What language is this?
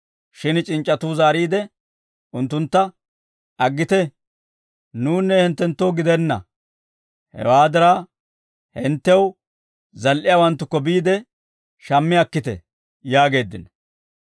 Dawro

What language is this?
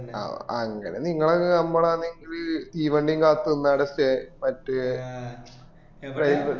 Malayalam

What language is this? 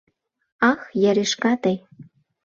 Mari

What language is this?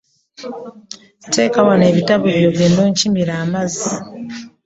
Ganda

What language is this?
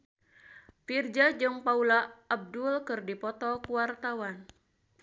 Sundanese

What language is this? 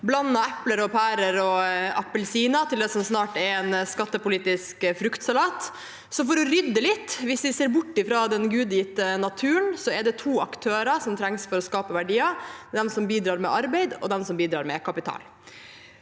Norwegian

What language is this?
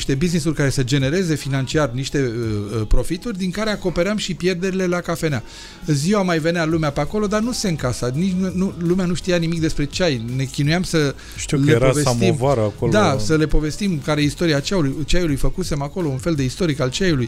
Romanian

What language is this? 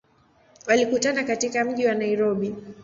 Swahili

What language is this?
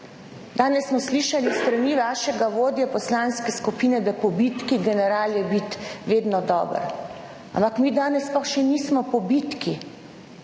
Slovenian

